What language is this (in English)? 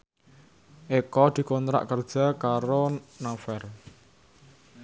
Javanese